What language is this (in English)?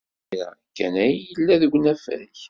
Kabyle